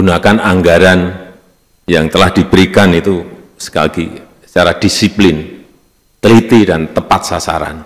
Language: Indonesian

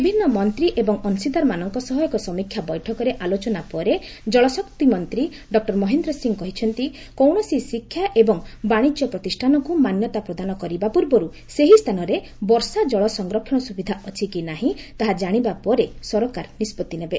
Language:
Odia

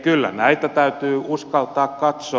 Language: Finnish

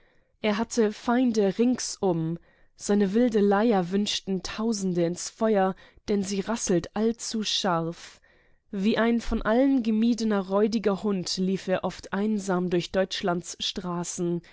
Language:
German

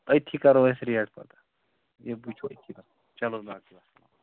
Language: Kashmiri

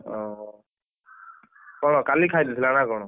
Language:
Odia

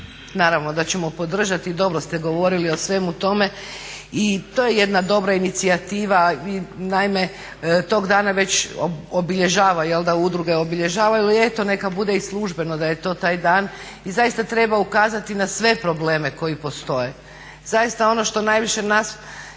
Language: Croatian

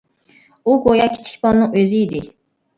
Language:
Uyghur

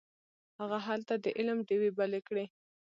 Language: Pashto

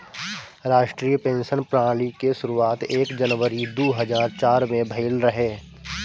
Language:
Bhojpuri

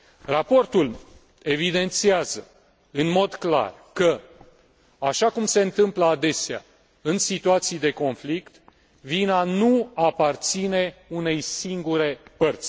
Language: Romanian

